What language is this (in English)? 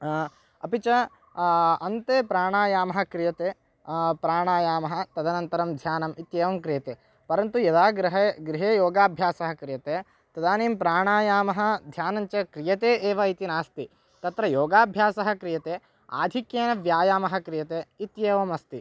Sanskrit